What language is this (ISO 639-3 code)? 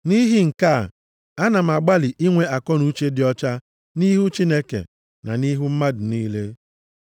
ibo